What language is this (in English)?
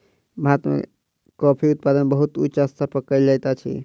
Maithili